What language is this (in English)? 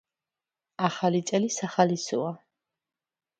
Georgian